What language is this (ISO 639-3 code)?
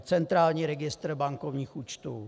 ces